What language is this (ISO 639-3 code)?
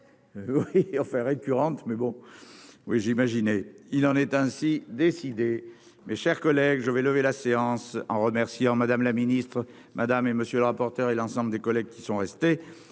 fra